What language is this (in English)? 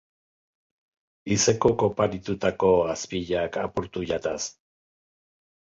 Basque